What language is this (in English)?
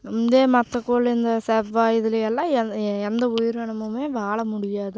Tamil